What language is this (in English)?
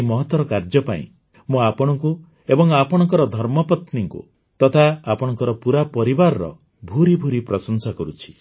Odia